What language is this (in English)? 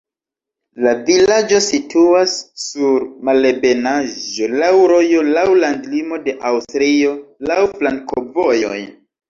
Esperanto